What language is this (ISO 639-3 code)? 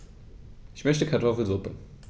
deu